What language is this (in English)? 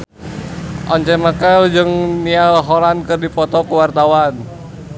Sundanese